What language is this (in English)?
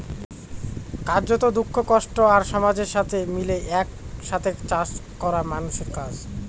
Bangla